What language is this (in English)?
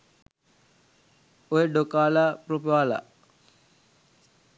Sinhala